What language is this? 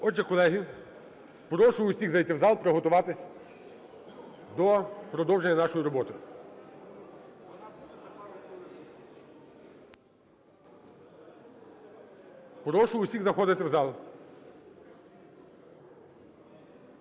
Ukrainian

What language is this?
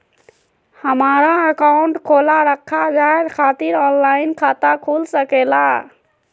Magahi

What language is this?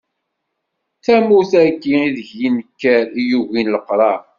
Kabyle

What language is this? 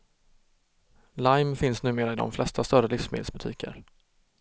Swedish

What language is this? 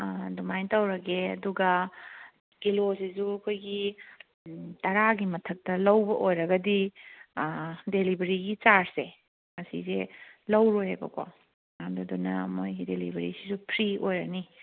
Manipuri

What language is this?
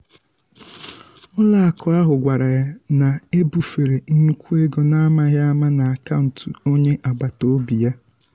Igbo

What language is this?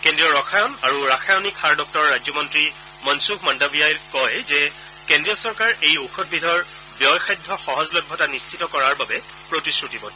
Assamese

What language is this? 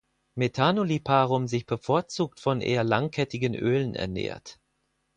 German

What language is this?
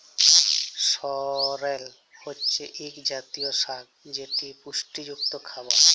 Bangla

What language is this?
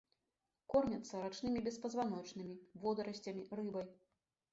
Belarusian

